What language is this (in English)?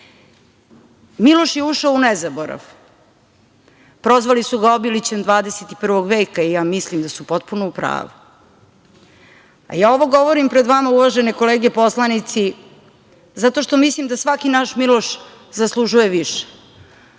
Serbian